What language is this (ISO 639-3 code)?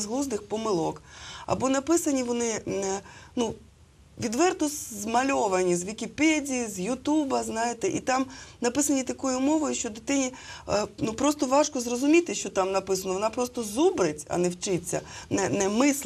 ukr